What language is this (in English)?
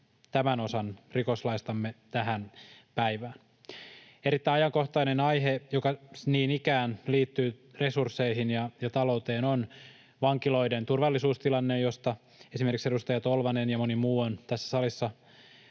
Finnish